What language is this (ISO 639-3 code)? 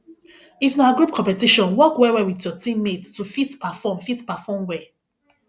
pcm